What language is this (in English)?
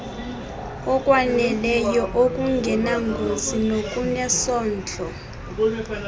Xhosa